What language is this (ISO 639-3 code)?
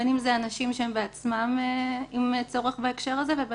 heb